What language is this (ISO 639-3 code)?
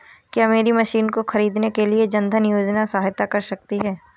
hin